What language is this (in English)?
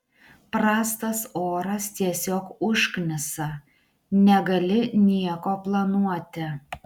Lithuanian